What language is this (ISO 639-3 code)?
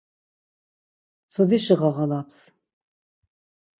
lzz